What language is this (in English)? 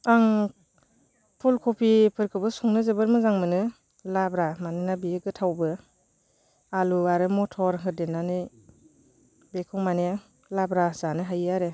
Bodo